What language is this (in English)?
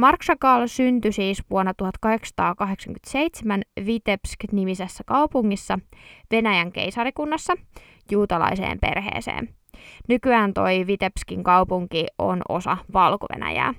Finnish